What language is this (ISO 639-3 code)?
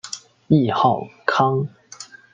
zho